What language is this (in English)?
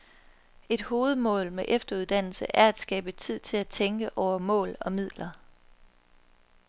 Danish